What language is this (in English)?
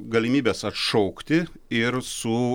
Lithuanian